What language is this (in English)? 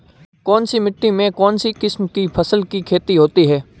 Hindi